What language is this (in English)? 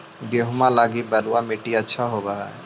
Magahi